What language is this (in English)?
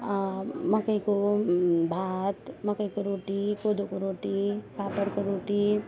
Nepali